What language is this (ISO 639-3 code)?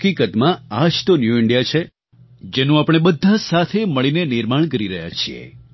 guj